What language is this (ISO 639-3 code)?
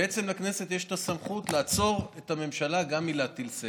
heb